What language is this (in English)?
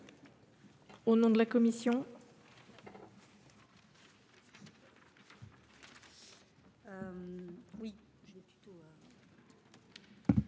French